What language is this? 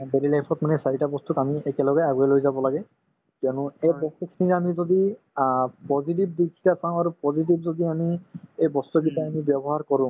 Assamese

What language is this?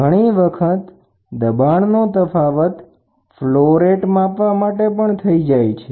Gujarati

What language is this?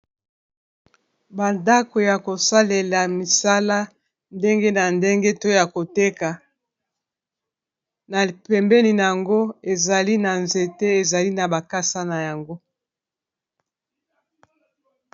Lingala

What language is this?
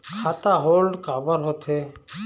Chhattisgarhi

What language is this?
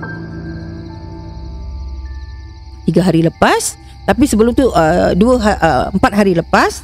Malay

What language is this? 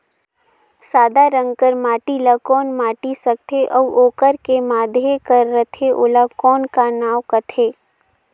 Chhattisgarhi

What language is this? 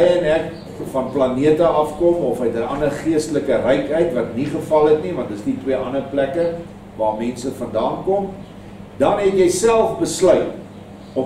Dutch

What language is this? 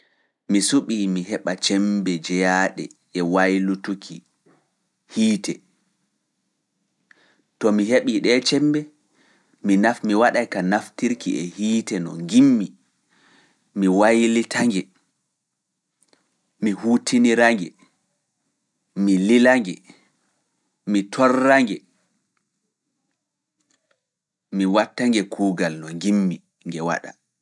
Fula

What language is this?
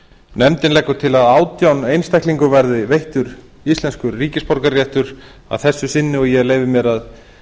Icelandic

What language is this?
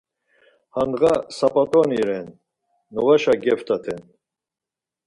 Laz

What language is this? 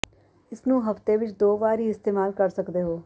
Punjabi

